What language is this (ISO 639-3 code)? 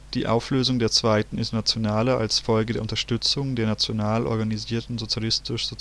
deu